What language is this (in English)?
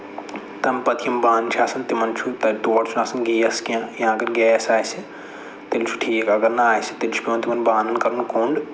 Kashmiri